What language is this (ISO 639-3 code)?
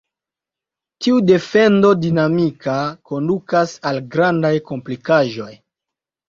epo